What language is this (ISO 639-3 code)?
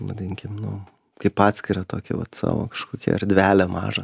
lit